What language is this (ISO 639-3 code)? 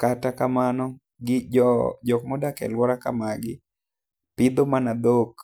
luo